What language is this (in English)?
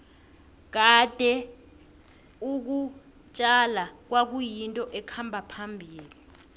South Ndebele